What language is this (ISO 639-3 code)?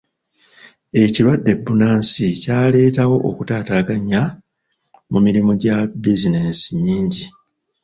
lug